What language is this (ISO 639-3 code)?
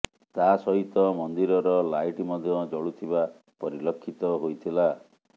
ori